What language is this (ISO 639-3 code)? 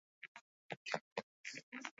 eus